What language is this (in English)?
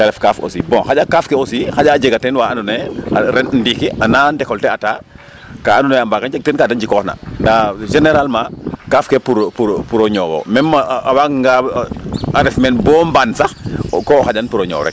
Serer